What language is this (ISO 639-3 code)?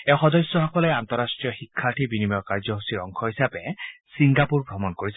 asm